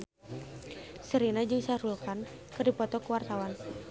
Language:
Sundanese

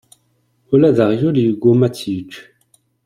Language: Kabyle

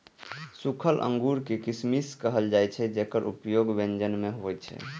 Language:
Maithili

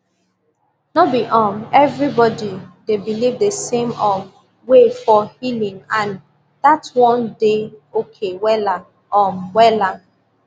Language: Nigerian Pidgin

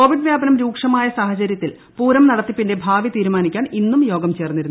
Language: Malayalam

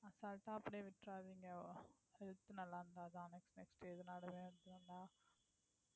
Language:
Tamil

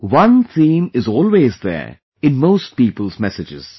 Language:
English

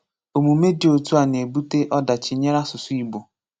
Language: Igbo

